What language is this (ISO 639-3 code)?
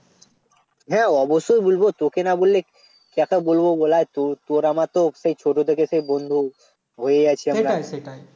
ben